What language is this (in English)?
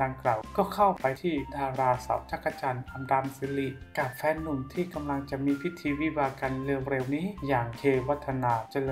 Thai